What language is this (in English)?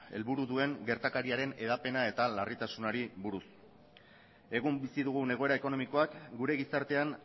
Basque